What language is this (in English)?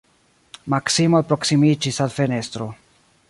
Esperanto